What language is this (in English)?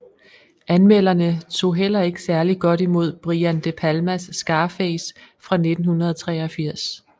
Danish